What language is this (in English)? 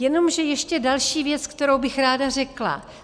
Czech